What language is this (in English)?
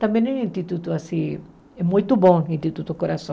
Portuguese